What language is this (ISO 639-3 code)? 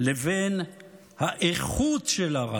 heb